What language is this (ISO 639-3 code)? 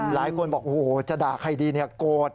tha